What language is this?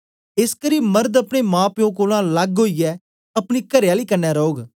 Dogri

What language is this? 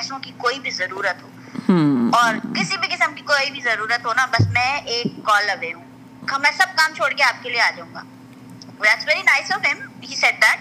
Urdu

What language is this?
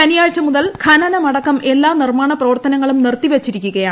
Malayalam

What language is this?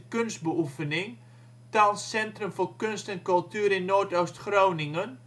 Dutch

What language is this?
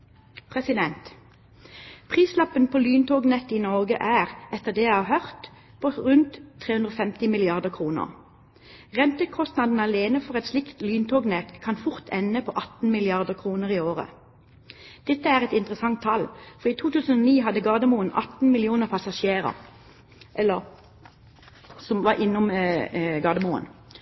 Norwegian Bokmål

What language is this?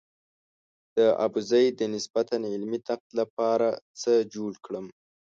Pashto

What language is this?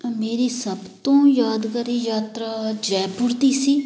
Punjabi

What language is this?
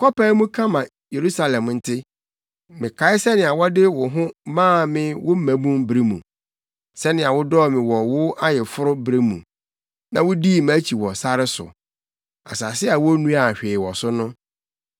Akan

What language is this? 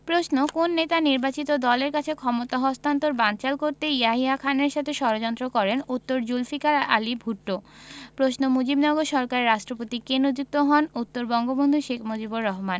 Bangla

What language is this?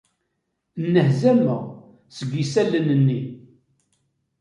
Kabyle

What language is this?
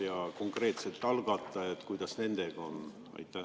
Estonian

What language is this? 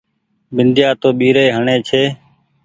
Goaria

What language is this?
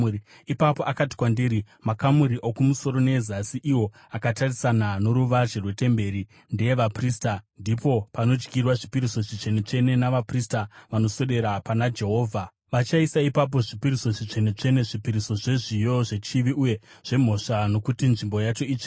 Shona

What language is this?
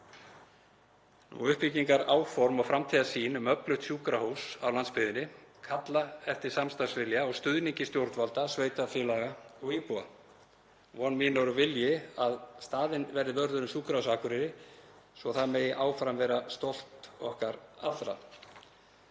Icelandic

